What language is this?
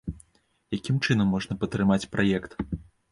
Belarusian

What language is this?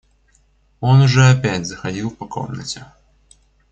Russian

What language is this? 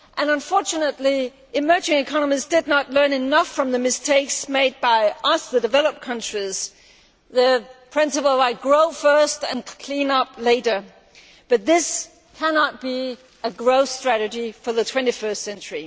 English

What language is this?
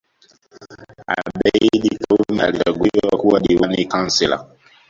Swahili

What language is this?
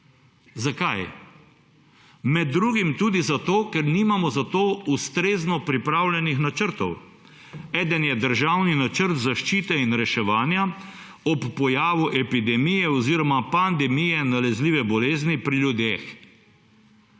Slovenian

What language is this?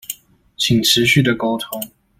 Chinese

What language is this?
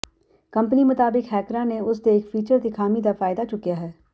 Punjabi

